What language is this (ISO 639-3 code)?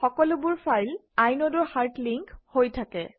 asm